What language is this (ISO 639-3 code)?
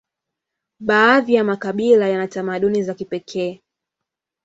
swa